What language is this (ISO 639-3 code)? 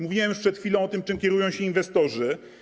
pol